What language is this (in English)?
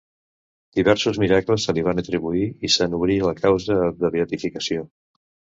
Catalan